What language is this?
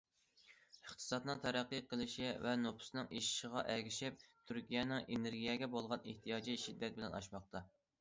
Uyghur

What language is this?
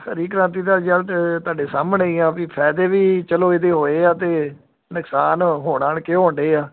Punjabi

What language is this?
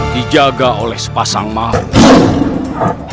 Indonesian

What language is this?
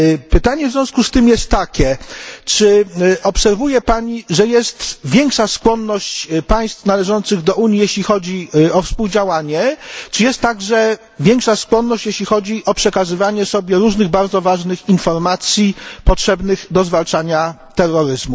Polish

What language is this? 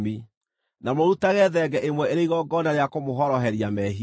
Kikuyu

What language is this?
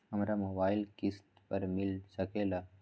Magahi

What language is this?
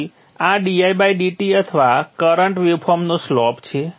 Gujarati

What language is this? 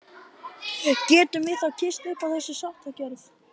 Icelandic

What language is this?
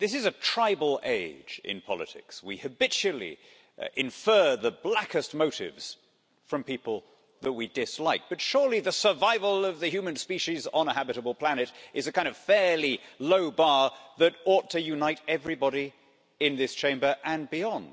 English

